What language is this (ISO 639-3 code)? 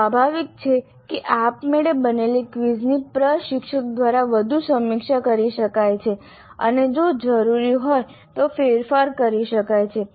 guj